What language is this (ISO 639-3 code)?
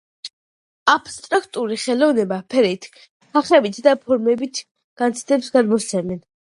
kat